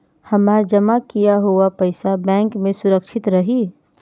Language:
Bhojpuri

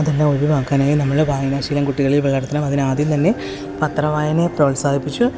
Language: Malayalam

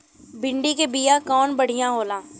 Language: Bhojpuri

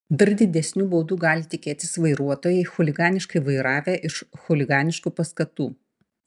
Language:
Lithuanian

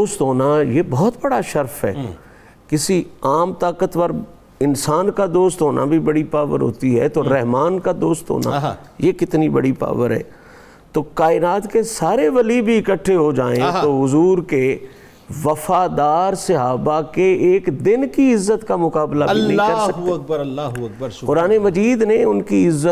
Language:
Urdu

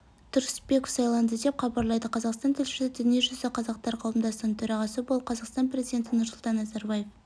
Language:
Kazakh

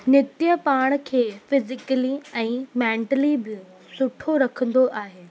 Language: Sindhi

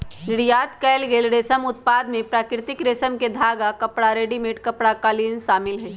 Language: Magahi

